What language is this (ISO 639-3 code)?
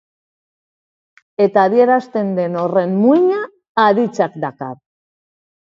eus